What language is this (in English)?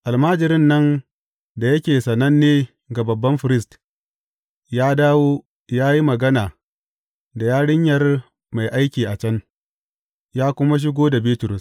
Hausa